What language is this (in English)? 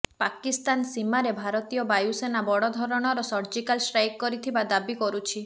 Odia